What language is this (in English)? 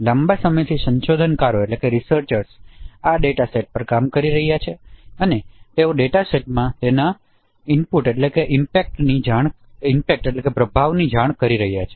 Gujarati